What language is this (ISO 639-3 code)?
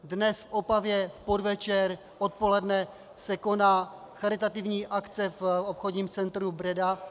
ces